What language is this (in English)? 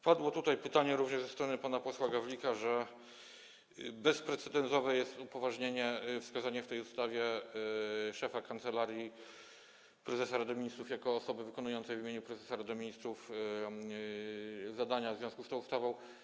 Polish